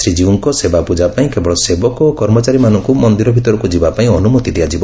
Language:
Odia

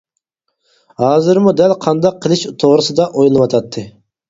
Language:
Uyghur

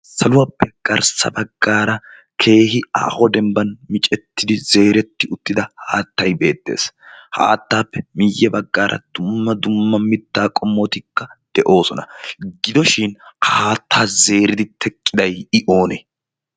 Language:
Wolaytta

